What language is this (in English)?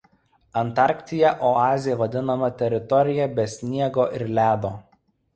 Lithuanian